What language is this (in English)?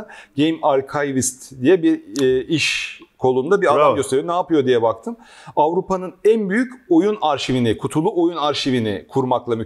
Turkish